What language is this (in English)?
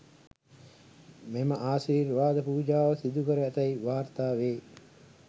Sinhala